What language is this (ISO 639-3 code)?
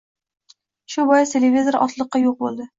uzb